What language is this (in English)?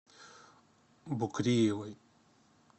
Russian